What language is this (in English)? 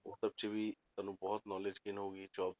Punjabi